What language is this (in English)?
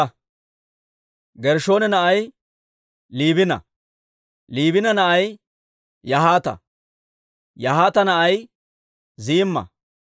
Dawro